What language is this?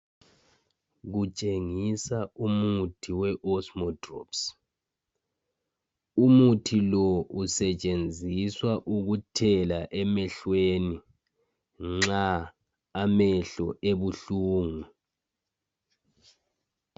North Ndebele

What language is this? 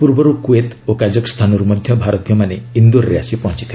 Odia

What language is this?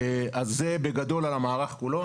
Hebrew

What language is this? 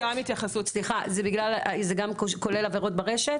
Hebrew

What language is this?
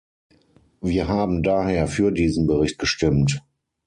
German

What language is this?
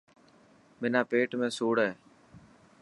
Dhatki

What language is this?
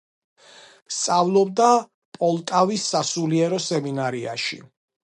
Georgian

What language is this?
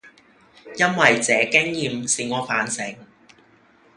Cantonese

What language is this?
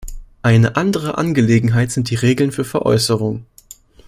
German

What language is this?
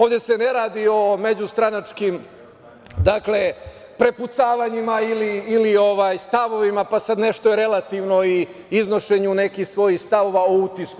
Serbian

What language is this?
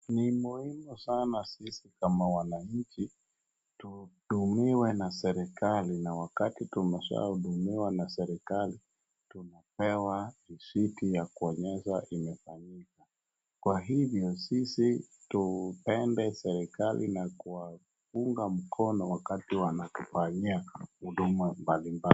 Swahili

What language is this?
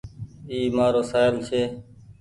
Goaria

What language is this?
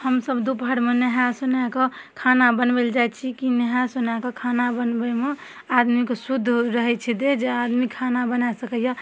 Maithili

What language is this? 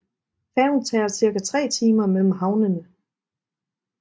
Danish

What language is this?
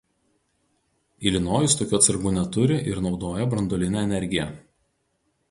Lithuanian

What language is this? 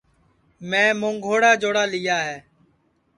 Sansi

